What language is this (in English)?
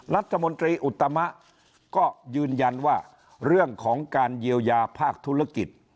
Thai